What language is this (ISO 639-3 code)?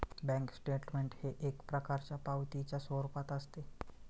mar